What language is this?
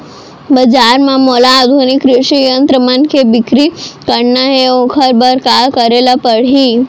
Chhattisgarhi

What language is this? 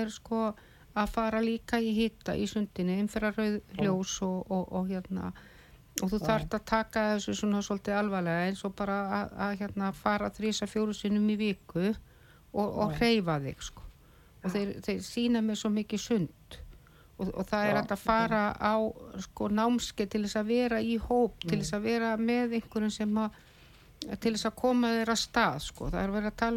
English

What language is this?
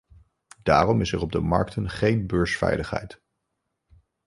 Dutch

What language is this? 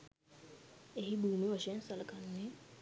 Sinhala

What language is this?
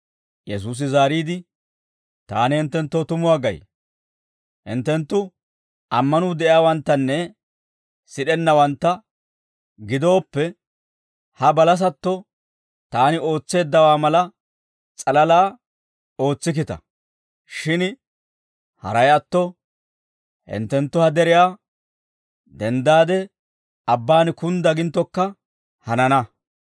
Dawro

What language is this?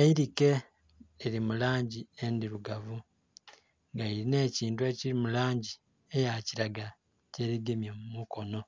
Soga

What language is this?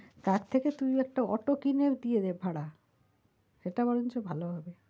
Bangla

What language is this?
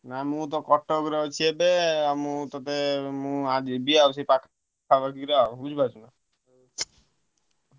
Odia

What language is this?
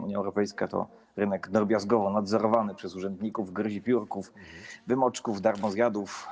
Polish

